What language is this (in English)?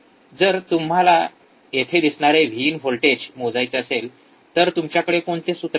Marathi